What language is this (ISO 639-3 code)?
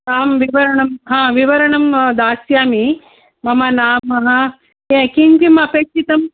san